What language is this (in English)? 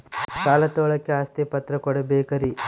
Kannada